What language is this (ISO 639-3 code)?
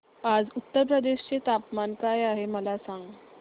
mar